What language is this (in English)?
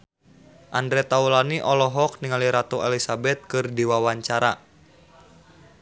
Sundanese